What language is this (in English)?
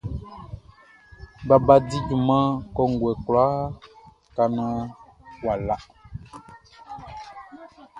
Baoulé